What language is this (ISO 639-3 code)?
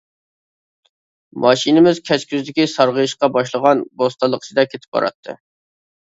uig